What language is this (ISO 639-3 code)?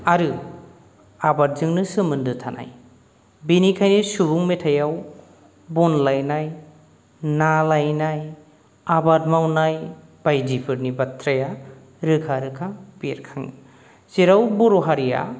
brx